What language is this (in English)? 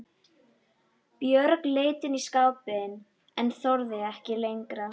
Icelandic